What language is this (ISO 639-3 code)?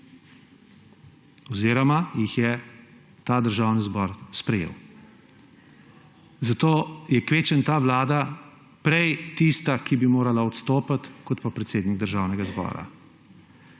slv